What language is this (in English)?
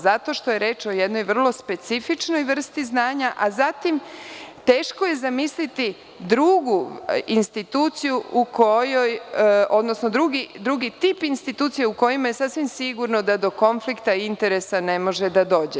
Serbian